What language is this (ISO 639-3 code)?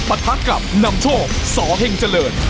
tha